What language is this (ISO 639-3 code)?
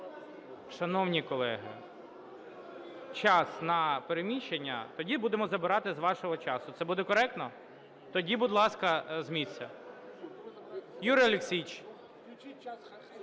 ukr